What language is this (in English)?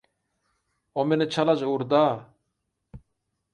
Turkmen